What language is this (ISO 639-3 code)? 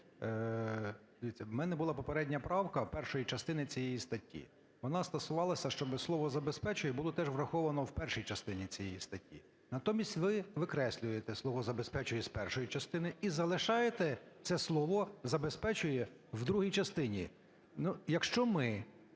ukr